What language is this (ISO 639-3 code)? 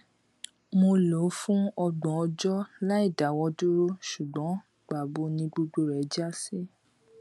yor